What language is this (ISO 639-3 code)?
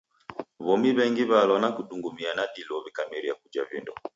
dav